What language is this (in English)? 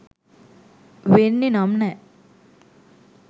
Sinhala